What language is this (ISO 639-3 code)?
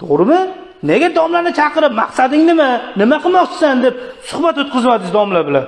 uzb